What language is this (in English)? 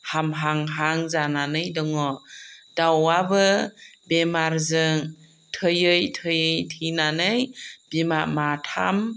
Bodo